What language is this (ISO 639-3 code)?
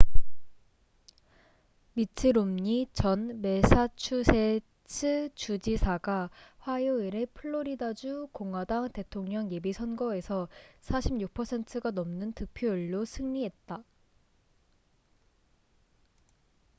kor